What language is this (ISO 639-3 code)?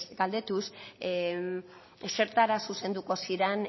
eus